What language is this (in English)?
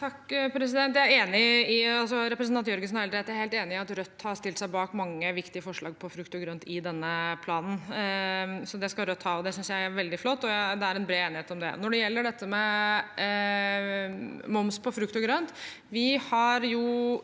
Norwegian